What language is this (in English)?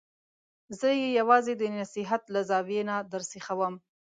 Pashto